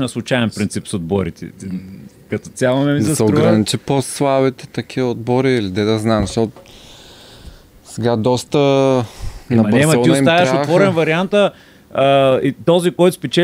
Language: Bulgarian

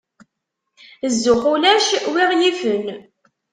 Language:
Kabyle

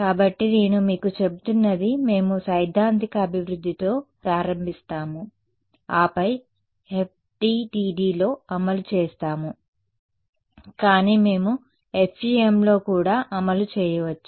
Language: Telugu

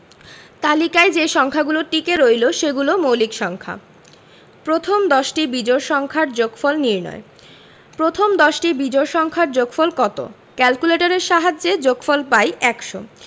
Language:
Bangla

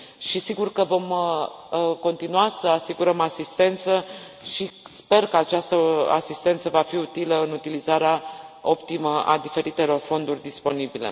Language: Romanian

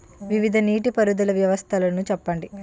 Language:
Telugu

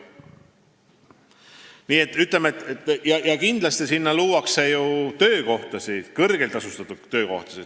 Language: Estonian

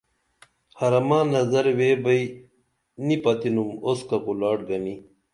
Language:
Dameli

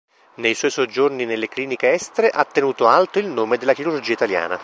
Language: Italian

